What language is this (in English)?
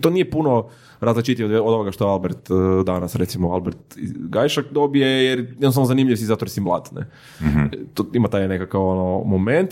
Croatian